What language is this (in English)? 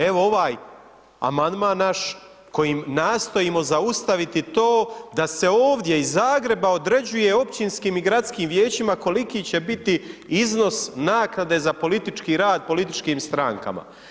Croatian